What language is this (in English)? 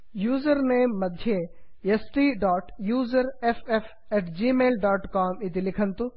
Sanskrit